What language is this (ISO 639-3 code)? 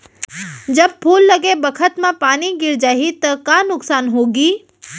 hne